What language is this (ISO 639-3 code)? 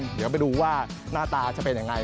tha